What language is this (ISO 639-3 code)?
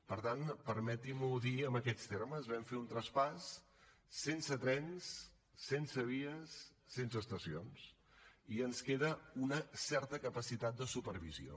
cat